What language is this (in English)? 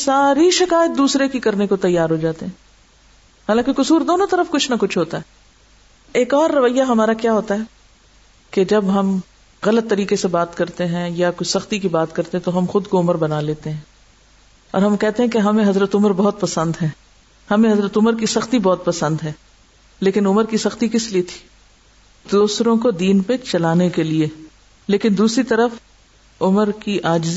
Urdu